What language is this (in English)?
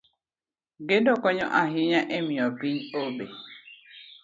Luo (Kenya and Tanzania)